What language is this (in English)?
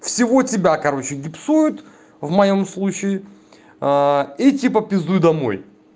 Russian